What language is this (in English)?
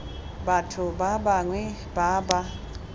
Tswana